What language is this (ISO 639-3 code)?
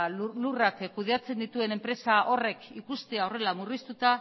eus